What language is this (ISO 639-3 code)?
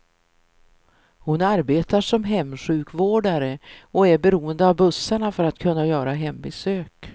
swe